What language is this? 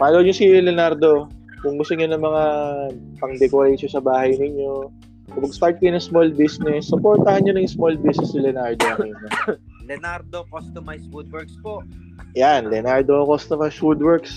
Filipino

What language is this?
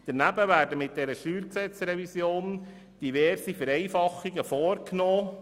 Swiss German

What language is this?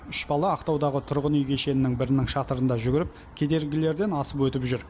Kazakh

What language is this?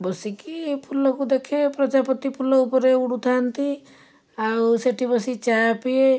Odia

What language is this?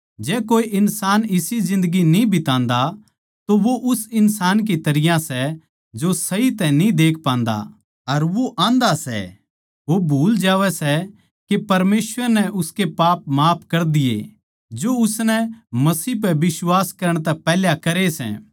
Haryanvi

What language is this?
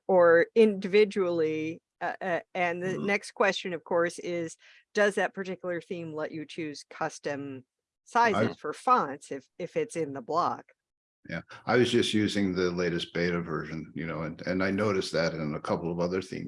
English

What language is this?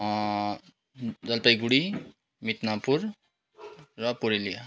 Nepali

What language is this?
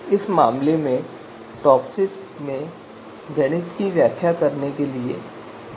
Hindi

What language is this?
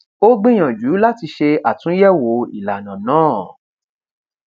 Yoruba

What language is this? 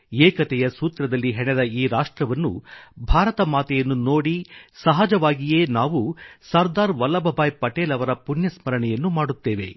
Kannada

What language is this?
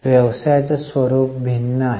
Marathi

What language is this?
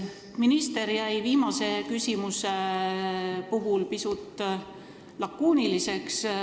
Estonian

